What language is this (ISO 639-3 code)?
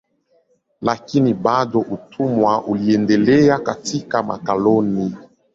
swa